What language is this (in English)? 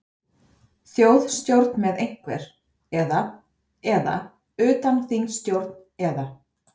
Icelandic